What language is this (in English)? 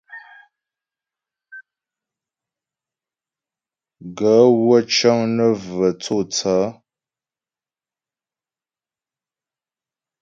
Ghomala